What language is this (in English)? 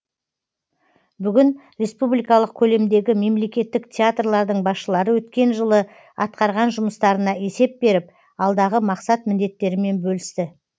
Kazakh